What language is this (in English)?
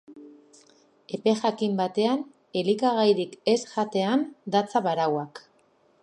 Basque